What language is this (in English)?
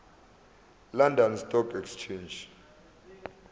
Zulu